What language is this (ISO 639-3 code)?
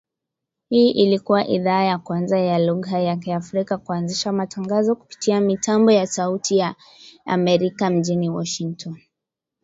swa